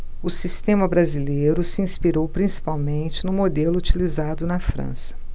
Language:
Portuguese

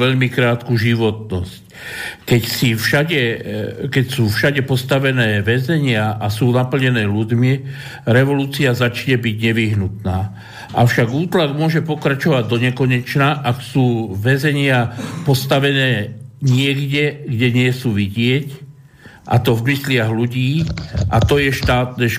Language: Slovak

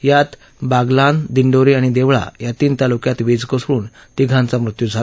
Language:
Marathi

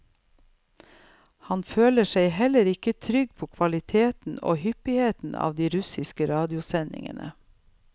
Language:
Norwegian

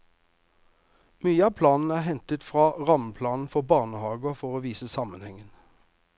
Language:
Norwegian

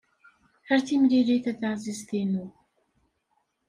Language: Kabyle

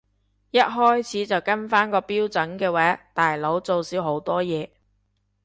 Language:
Cantonese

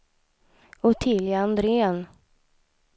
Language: Swedish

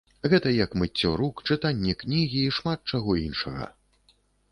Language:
Belarusian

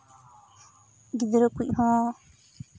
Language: Santali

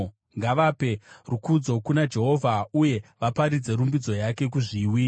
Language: Shona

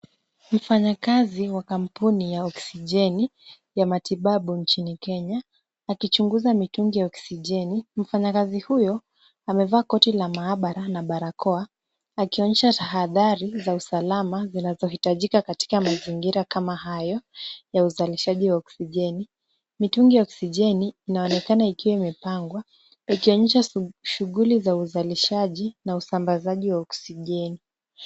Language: Swahili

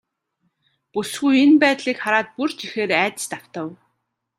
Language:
Mongolian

